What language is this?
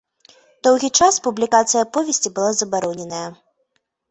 Belarusian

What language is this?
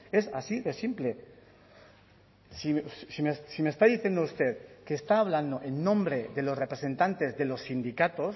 Spanish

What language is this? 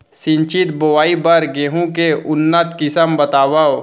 Chhattisgarhi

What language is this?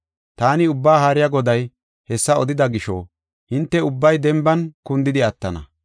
Gofa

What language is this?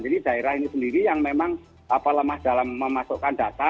Indonesian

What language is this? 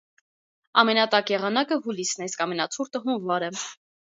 Armenian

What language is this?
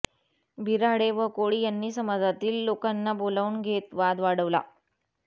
Marathi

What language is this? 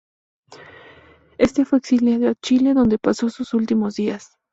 Spanish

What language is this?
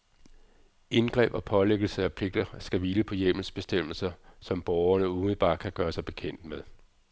Danish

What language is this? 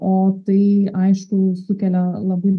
Lithuanian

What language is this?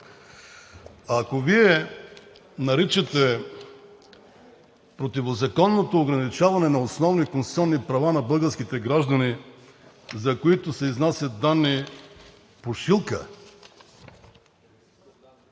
Bulgarian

